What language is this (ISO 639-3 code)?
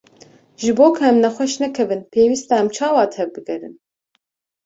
kur